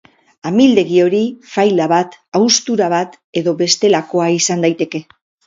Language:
Basque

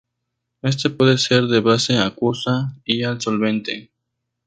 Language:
Spanish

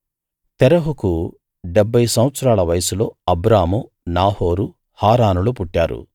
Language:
Telugu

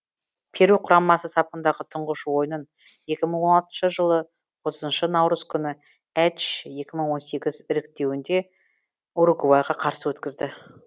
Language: Kazakh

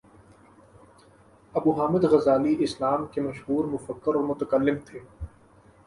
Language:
Urdu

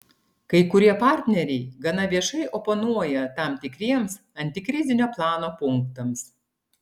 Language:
Lithuanian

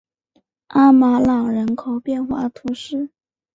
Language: Chinese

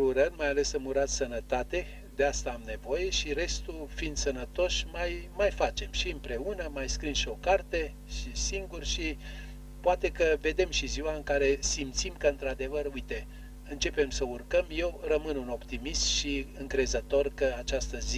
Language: Romanian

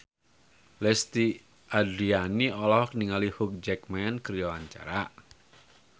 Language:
Sundanese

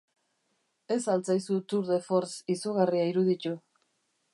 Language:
Basque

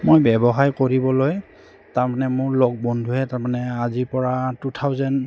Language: Assamese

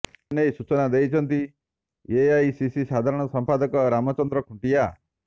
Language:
Odia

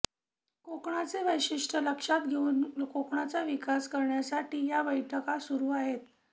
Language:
Marathi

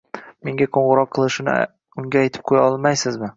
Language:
Uzbek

